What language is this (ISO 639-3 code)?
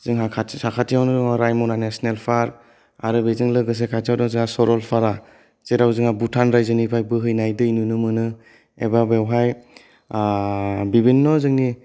brx